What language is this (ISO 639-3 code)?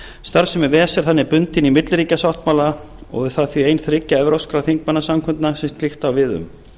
isl